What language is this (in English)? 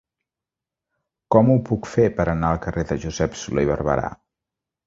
Catalan